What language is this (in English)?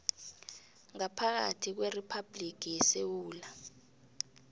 South Ndebele